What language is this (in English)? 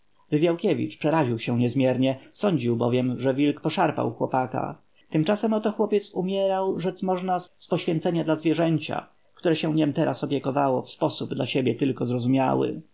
Polish